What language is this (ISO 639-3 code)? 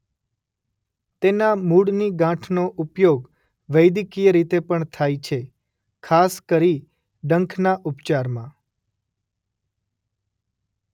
guj